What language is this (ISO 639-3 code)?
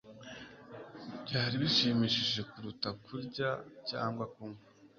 kin